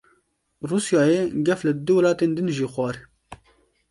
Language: Kurdish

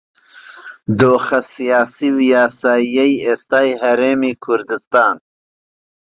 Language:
Central Kurdish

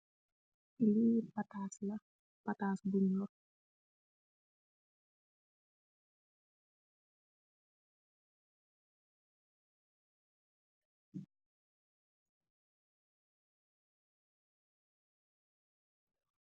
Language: Wolof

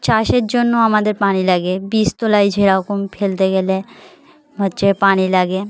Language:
Bangla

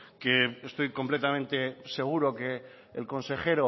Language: Spanish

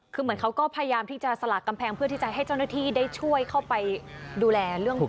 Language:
Thai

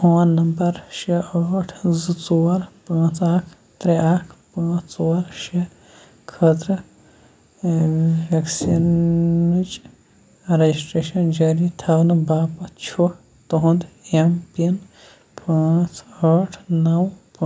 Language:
Kashmiri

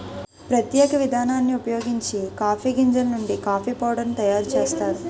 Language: Telugu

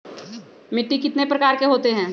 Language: Magahi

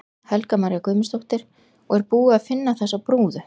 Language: Icelandic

